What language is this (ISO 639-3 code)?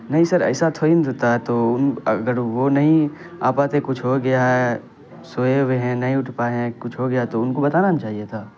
urd